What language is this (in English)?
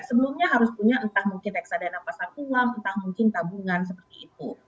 Indonesian